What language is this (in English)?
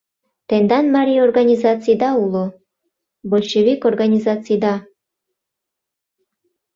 Mari